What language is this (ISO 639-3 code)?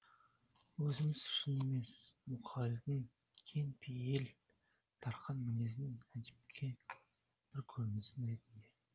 kaz